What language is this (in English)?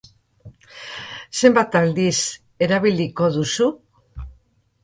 Basque